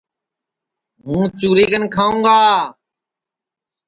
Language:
Sansi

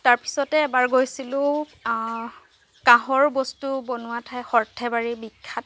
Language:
Assamese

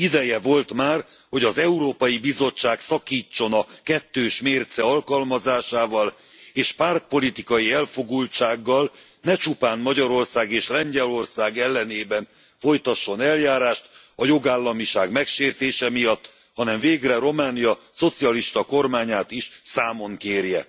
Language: Hungarian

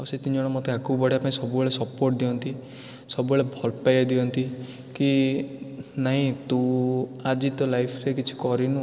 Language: Odia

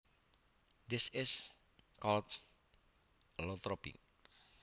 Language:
Javanese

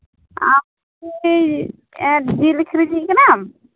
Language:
Santali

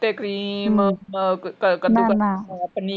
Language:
Punjabi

